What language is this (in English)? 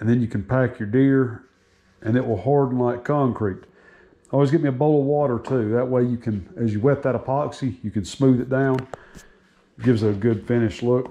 English